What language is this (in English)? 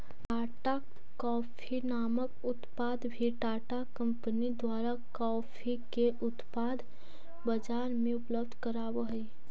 Magahi